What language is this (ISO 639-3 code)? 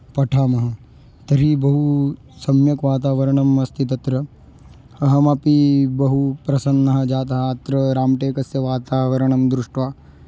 san